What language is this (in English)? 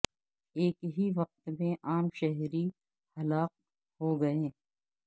Urdu